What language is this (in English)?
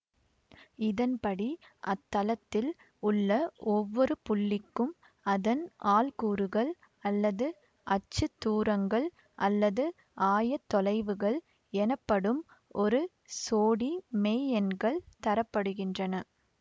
Tamil